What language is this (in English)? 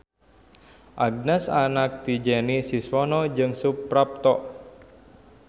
Sundanese